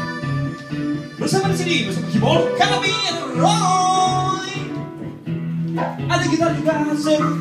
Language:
Ukrainian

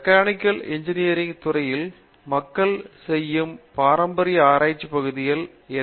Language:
Tamil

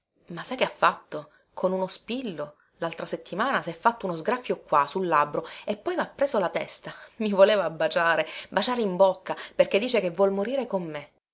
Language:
Italian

